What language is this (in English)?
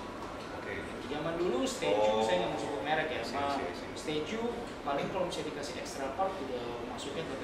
Indonesian